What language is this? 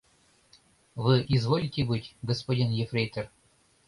Mari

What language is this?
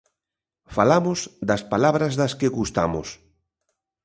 Galician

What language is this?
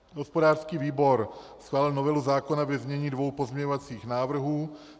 Czech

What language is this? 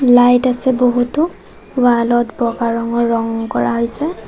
Assamese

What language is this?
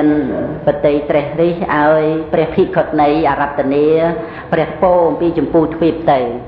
Thai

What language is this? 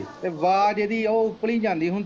Punjabi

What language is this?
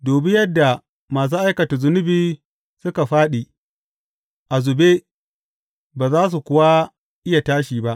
Hausa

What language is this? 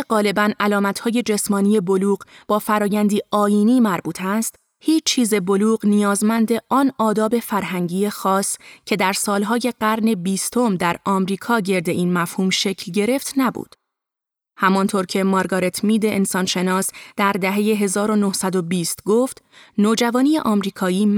Persian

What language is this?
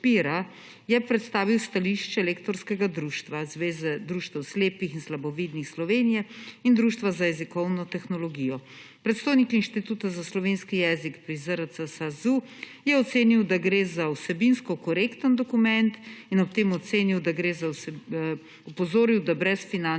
Slovenian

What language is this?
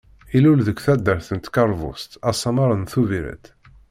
Kabyle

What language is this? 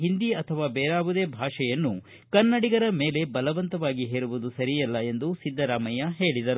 Kannada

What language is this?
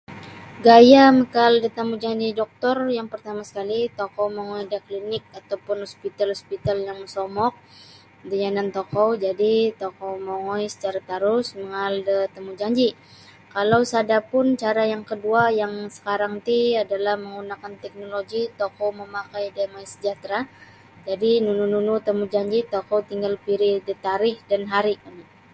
Sabah Bisaya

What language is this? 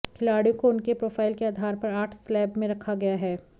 Hindi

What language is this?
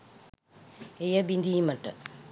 Sinhala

